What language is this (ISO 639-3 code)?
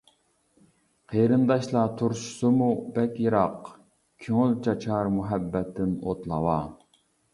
uig